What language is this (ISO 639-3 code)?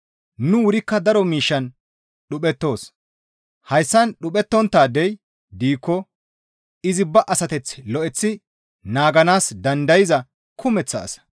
gmv